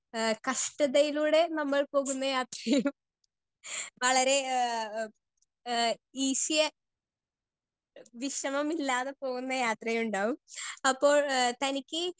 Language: Malayalam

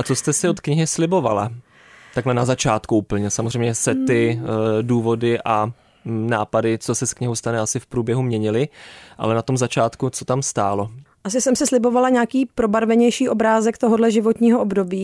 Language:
Czech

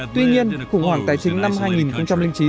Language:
Vietnamese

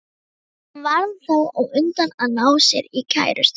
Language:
Icelandic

